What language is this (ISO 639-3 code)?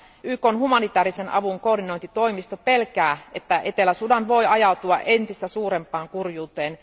fin